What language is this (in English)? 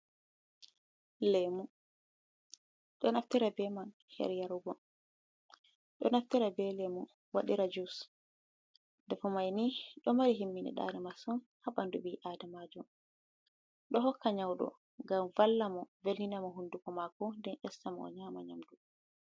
Fula